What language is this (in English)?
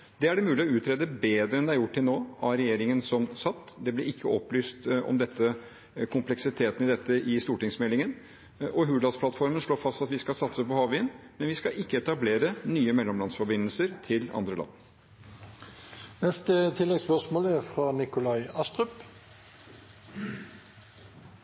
Norwegian